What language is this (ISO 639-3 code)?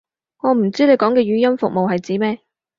yue